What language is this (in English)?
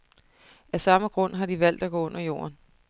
Danish